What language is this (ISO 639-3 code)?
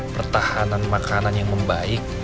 ind